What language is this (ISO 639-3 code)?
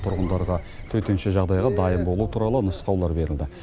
kaz